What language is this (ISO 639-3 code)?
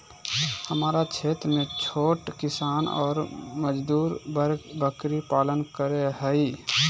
mag